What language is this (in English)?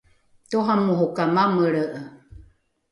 Rukai